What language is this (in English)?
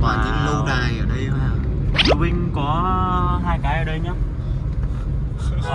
Vietnamese